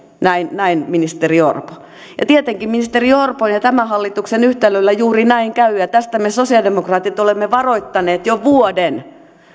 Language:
Finnish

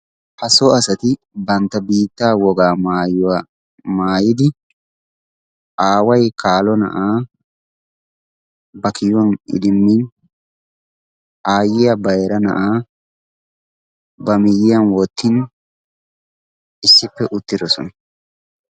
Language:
Wolaytta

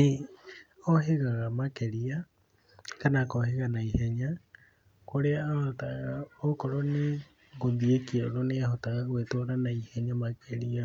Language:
Kikuyu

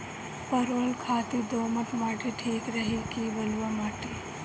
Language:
Bhojpuri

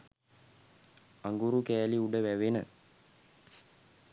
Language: Sinhala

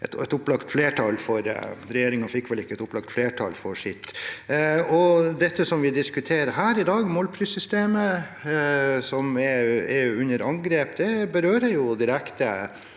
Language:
Norwegian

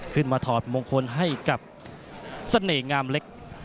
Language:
Thai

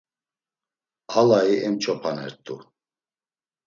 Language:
Laz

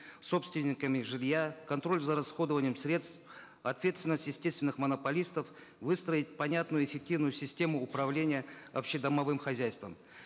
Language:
Kazakh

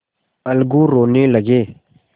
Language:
Hindi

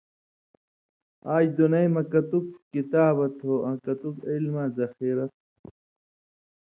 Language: Indus Kohistani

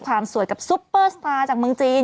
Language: Thai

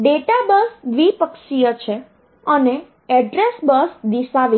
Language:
Gujarati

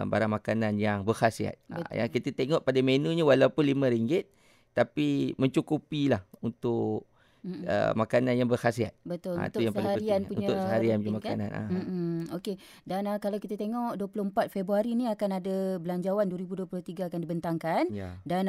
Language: Malay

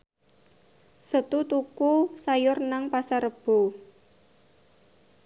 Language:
Javanese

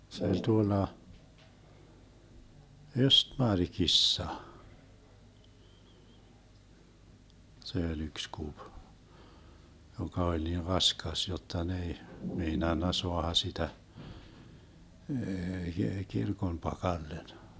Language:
Finnish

